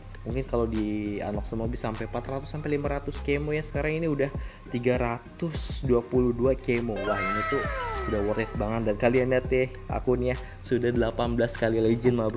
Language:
Indonesian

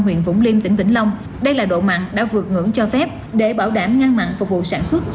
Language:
Vietnamese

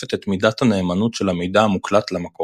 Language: Hebrew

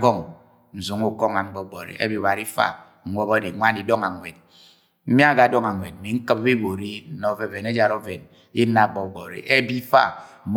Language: Agwagwune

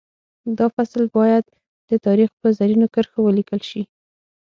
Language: Pashto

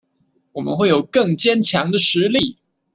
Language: Chinese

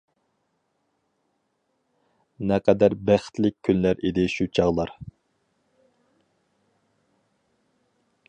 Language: Uyghur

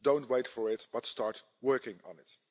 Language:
English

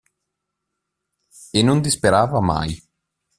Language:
Italian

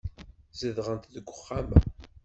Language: Kabyle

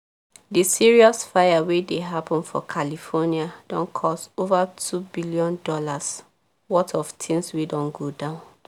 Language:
Nigerian Pidgin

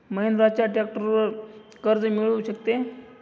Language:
Marathi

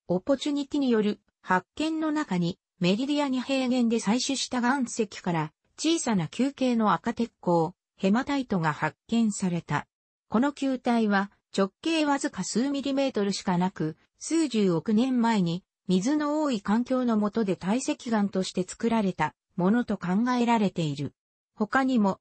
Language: Japanese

